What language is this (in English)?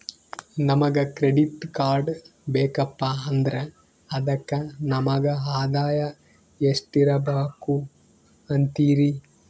Kannada